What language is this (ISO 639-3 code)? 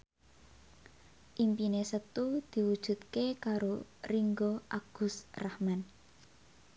jav